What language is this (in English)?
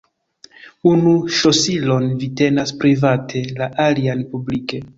Esperanto